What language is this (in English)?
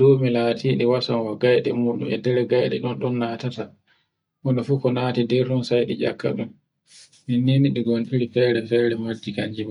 Borgu Fulfulde